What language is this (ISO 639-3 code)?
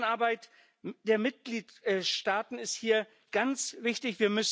deu